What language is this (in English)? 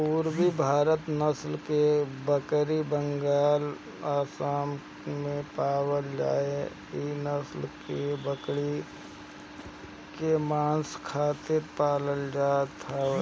Bhojpuri